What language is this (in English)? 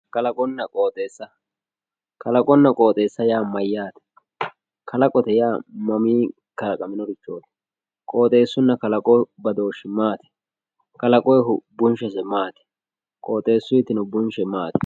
Sidamo